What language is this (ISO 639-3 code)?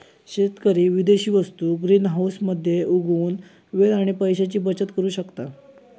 mar